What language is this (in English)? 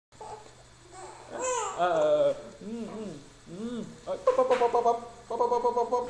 Vietnamese